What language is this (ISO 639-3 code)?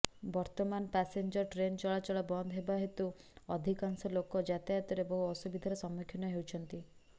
ori